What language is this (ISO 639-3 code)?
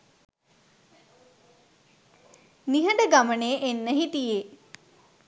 sin